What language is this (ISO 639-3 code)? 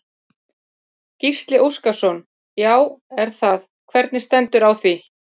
isl